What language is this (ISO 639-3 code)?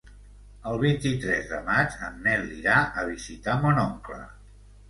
cat